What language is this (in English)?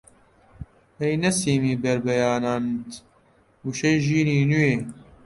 Central Kurdish